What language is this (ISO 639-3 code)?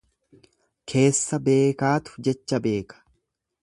orm